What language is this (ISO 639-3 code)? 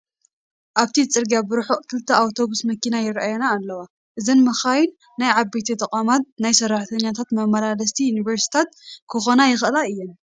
tir